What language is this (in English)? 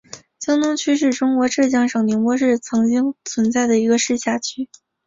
Chinese